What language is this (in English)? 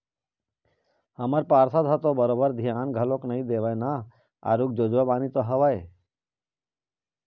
Chhattisgarhi